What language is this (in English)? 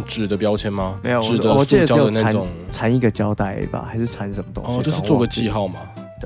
Chinese